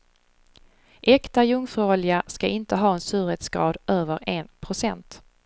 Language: Swedish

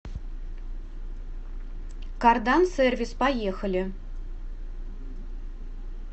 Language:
Russian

